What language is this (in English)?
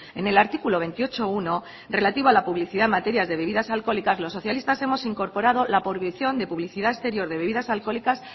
Spanish